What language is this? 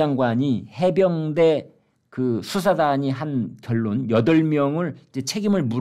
Korean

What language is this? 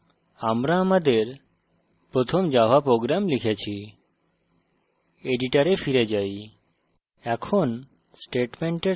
Bangla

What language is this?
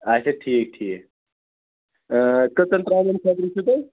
Kashmiri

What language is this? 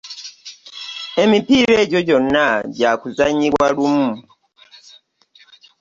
Ganda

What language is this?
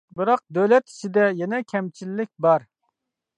Uyghur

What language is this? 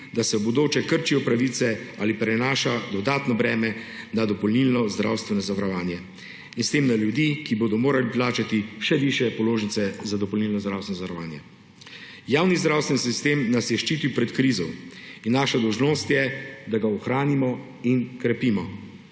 Slovenian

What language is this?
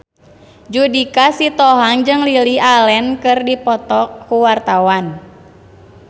Sundanese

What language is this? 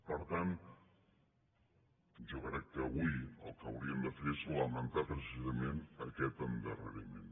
Catalan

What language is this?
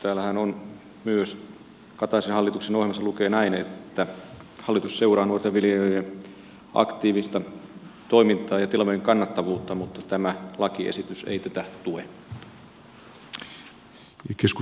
Finnish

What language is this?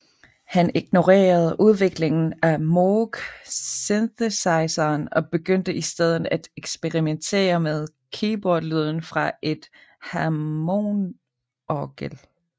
Danish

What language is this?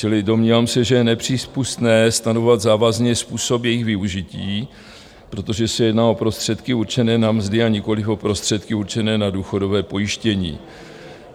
Czech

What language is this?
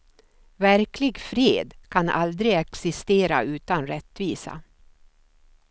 Swedish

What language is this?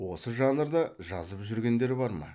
Kazakh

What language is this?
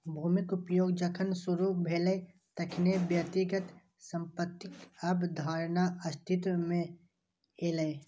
Maithili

